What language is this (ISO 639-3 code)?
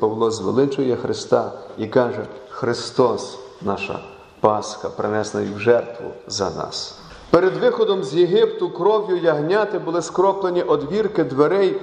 ukr